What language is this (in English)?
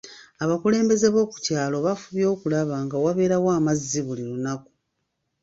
Ganda